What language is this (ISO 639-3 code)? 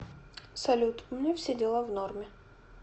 rus